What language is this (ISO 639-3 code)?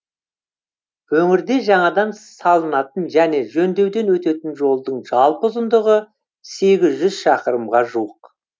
kaz